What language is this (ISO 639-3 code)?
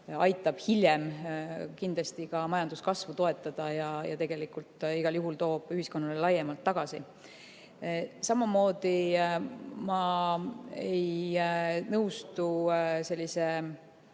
est